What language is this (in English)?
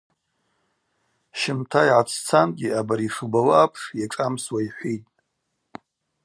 Abaza